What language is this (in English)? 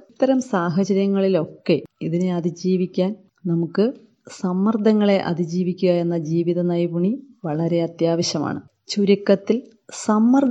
Malayalam